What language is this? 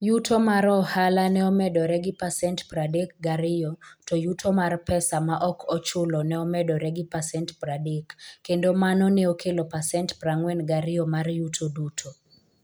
Luo (Kenya and Tanzania)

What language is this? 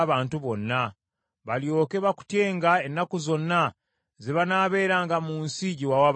Ganda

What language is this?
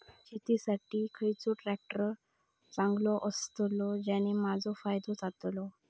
Marathi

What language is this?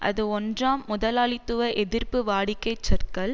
Tamil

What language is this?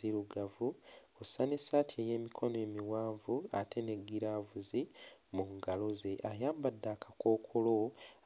Ganda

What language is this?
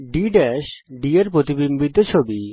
Bangla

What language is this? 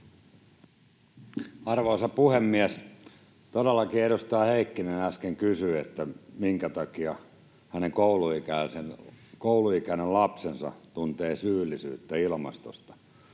Finnish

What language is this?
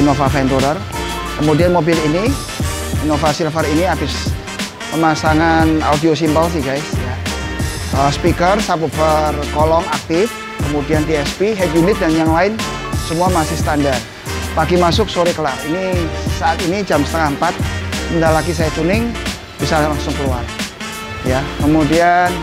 Indonesian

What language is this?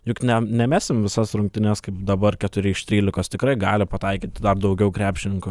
Lithuanian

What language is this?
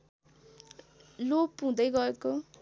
Nepali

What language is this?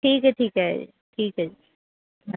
Punjabi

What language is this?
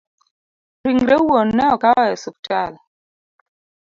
Luo (Kenya and Tanzania)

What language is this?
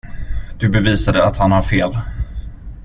Swedish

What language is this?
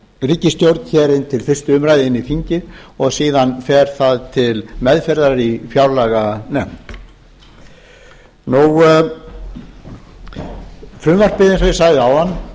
Icelandic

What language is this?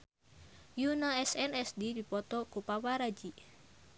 Sundanese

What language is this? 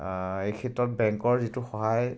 Assamese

